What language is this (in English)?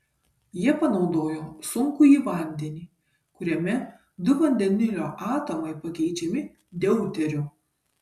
Lithuanian